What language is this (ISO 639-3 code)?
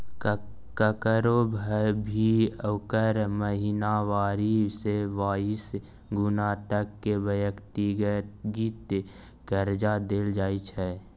mai